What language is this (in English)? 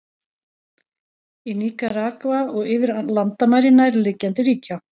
Icelandic